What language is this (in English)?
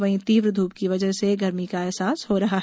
Hindi